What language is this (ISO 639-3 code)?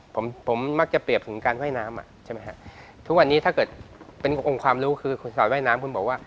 tha